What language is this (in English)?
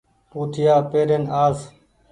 Goaria